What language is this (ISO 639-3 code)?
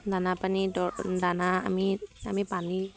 asm